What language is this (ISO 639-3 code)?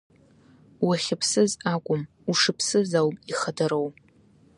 abk